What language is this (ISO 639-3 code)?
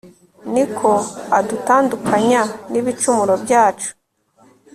kin